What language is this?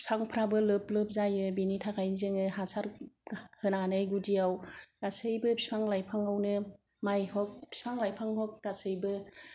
Bodo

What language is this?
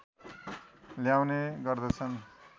Nepali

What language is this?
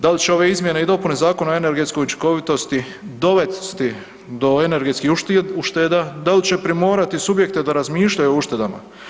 Croatian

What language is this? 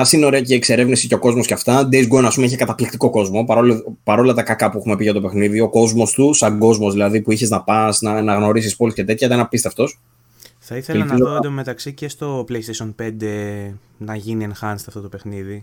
Greek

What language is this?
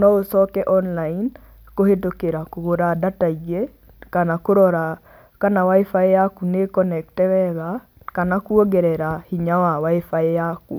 Kikuyu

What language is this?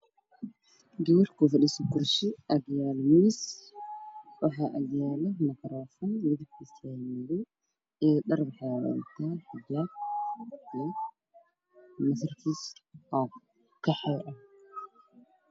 Somali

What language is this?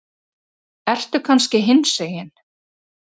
Icelandic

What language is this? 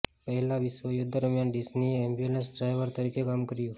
Gujarati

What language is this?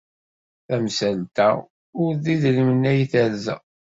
Kabyle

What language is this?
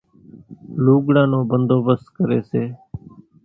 Kachi Koli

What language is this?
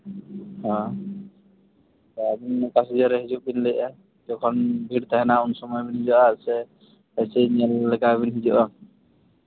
Santali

